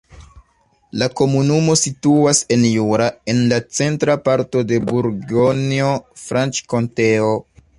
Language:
Esperanto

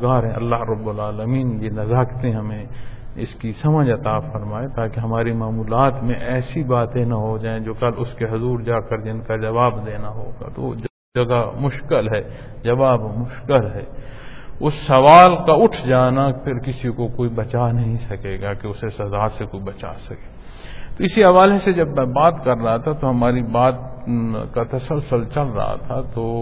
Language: Punjabi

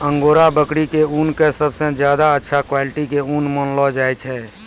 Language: Maithili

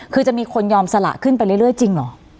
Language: Thai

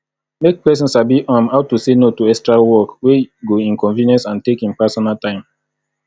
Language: Nigerian Pidgin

